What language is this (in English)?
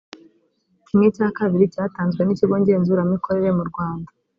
Kinyarwanda